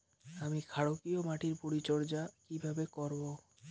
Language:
Bangla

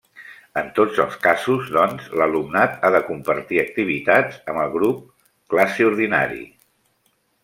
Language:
Catalan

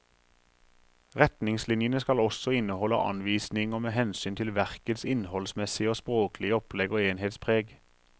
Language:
Norwegian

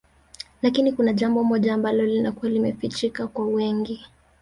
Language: Swahili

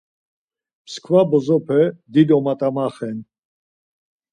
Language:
Laz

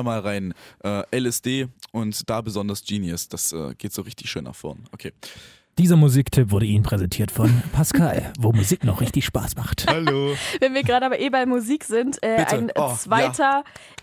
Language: German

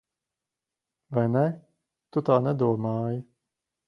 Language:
Latvian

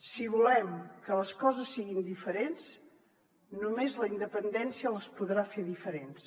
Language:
Catalan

